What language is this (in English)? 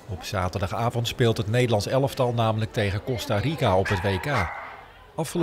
Dutch